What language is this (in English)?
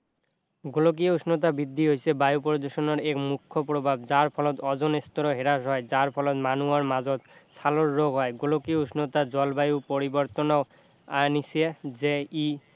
Assamese